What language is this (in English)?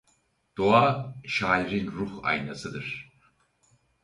Turkish